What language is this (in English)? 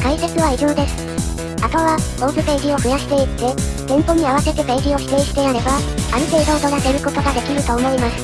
Japanese